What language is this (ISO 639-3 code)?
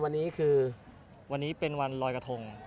tha